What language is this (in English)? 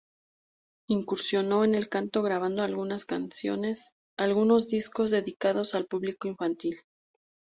Spanish